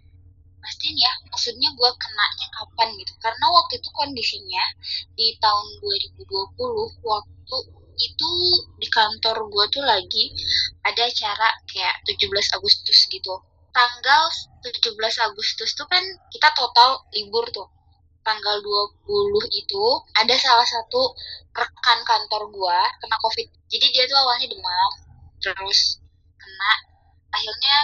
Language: Indonesian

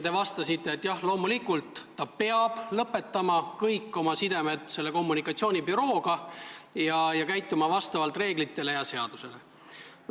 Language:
Estonian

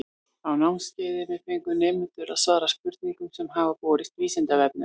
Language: Icelandic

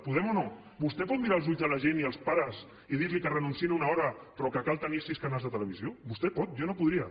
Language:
Catalan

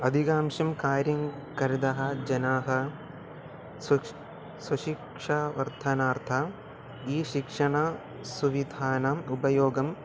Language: Sanskrit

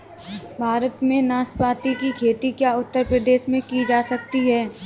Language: Hindi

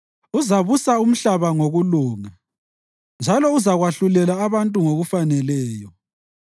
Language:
North Ndebele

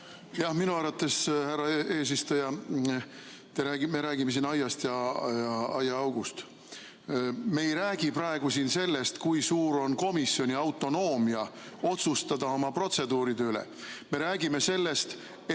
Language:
Estonian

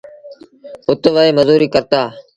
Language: Sindhi Bhil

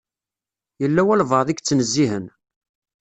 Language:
Kabyle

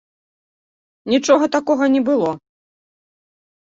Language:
Belarusian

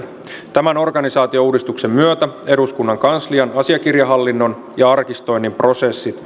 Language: Finnish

